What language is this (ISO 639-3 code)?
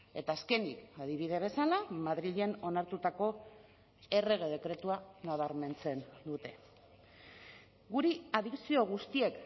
eus